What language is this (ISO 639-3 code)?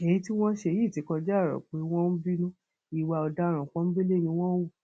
yor